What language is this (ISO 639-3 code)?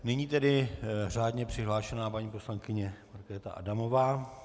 ces